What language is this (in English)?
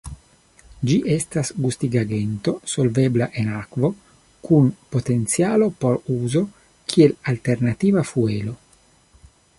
Esperanto